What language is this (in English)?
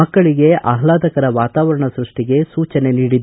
Kannada